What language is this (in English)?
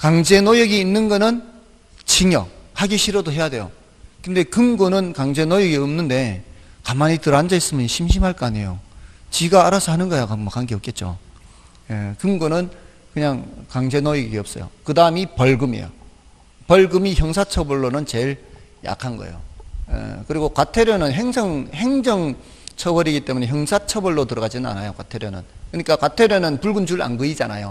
Korean